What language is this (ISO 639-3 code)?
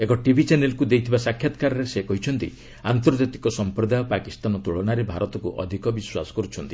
ori